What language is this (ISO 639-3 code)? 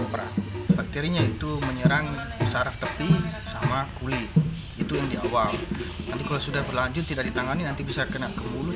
ind